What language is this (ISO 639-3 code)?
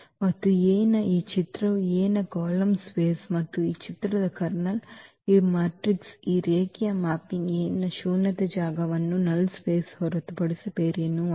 kan